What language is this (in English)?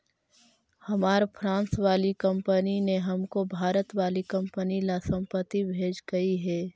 Magahi